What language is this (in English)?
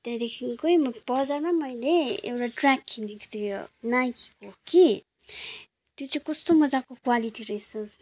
Nepali